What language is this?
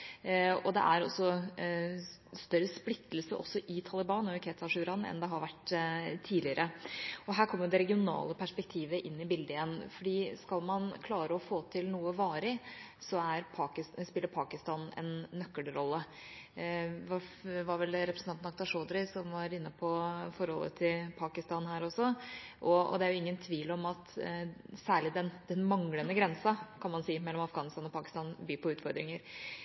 Norwegian Bokmål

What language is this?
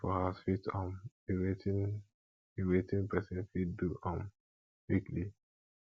Nigerian Pidgin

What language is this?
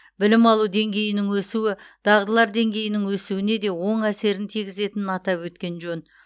Kazakh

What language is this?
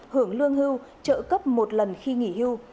Vietnamese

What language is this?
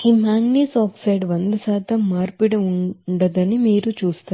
Telugu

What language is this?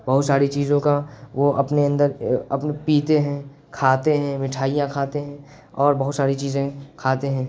Urdu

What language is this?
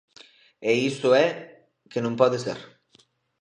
Galician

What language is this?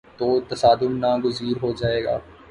Urdu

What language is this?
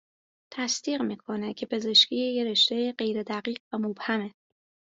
Persian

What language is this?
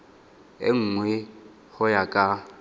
Tswana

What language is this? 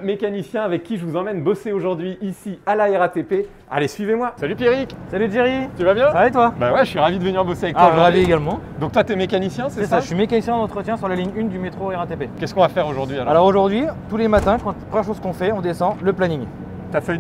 French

